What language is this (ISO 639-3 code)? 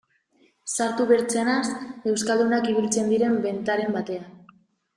eus